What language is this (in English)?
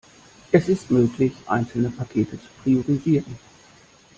German